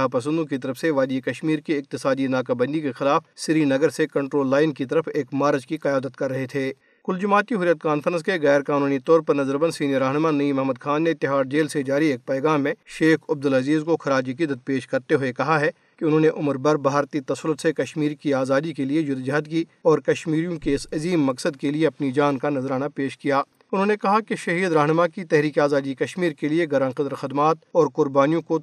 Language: Urdu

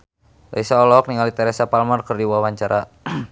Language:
Sundanese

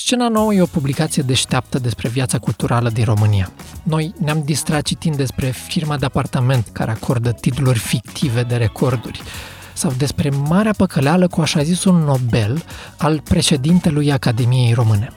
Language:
Romanian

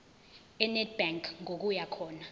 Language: Zulu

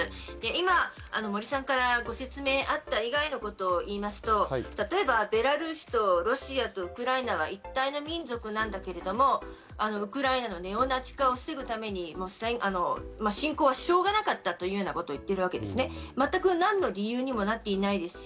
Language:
Japanese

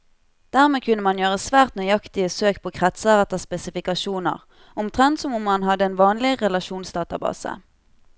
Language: Norwegian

